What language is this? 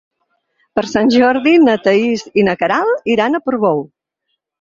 Catalan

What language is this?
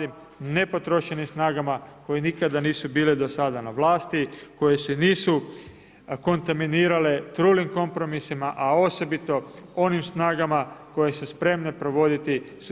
Croatian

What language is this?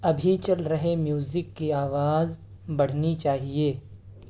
Urdu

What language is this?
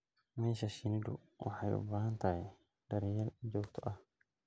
Somali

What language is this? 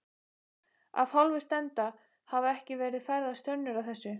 Icelandic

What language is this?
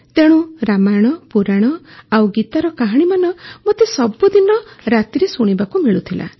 Odia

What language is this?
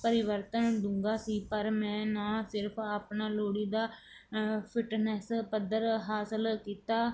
Punjabi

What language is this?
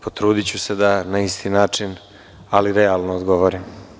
Serbian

